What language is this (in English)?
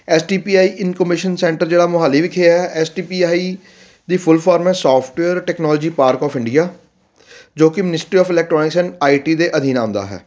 Punjabi